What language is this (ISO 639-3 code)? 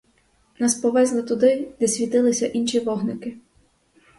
ukr